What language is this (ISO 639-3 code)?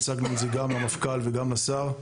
heb